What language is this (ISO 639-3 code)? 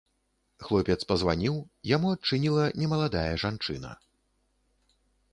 bel